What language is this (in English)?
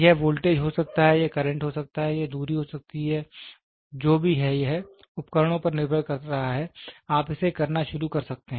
Hindi